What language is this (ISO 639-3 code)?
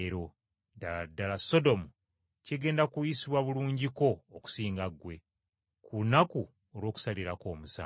lug